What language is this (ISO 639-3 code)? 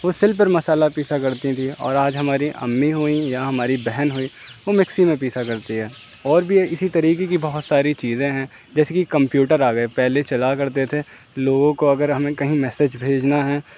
urd